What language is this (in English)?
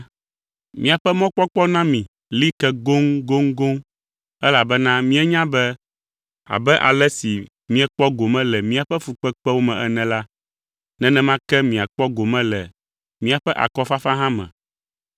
Ewe